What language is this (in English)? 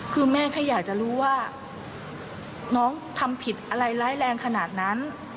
Thai